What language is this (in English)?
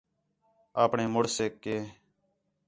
Khetrani